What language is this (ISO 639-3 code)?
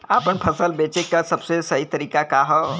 bho